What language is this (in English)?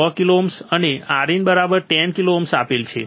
Gujarati